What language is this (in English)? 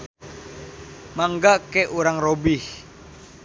Sundanese